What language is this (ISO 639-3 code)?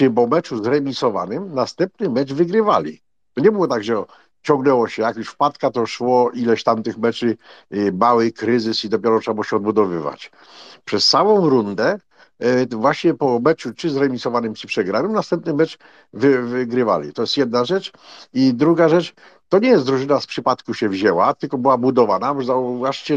pol